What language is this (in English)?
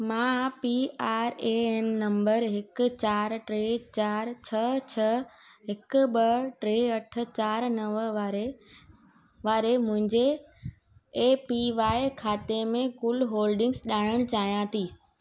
Sindhi